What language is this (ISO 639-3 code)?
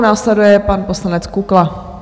ces